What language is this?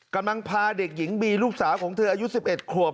Thai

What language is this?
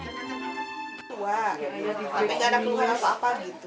Indonesian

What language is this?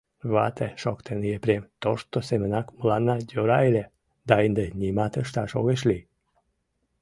Mari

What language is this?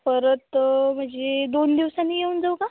Marathi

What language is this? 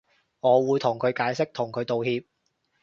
Cantonese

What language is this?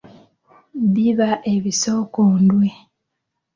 Ganda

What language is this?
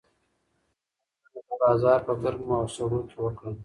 Pashto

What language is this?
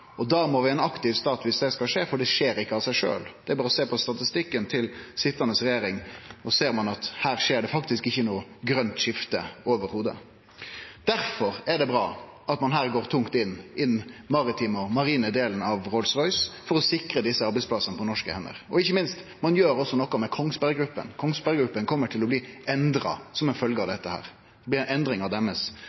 Norwegian Nynorsk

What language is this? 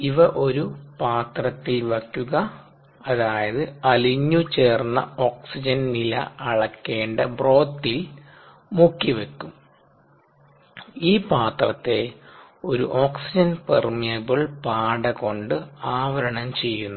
Malayalam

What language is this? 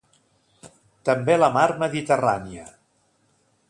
Catalan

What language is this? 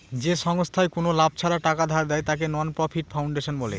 Bangla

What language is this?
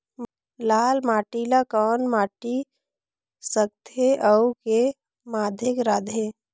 Chhattisgarhi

